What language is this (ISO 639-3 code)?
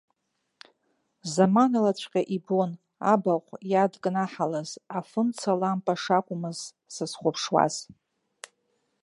abk